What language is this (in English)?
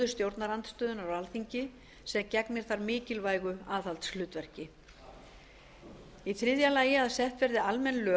Icelandic